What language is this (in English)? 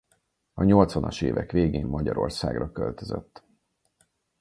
Hungarian